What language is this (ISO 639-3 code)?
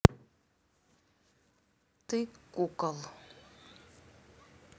rus